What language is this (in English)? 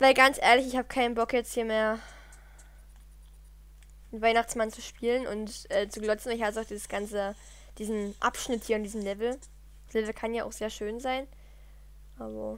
German